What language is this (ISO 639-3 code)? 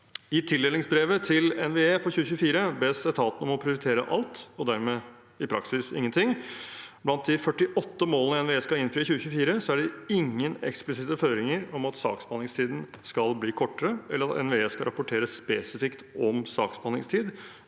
nor